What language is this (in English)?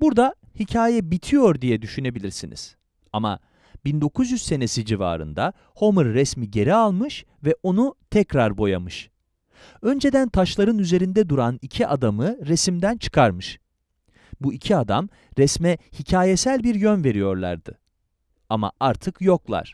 Turkish